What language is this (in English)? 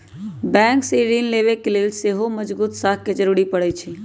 Magahi